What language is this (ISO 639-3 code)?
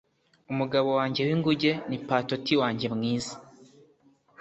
kin